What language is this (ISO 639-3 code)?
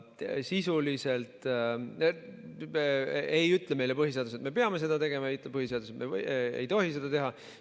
est